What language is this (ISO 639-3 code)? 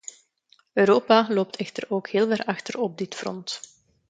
nld